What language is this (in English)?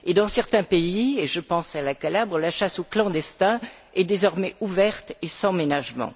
French